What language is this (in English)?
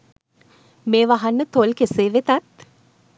Sinhala